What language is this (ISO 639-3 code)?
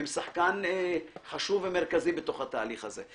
heb